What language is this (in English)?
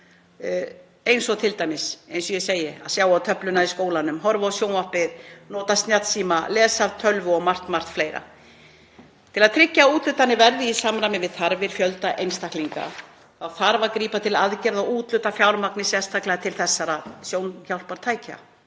Icelandic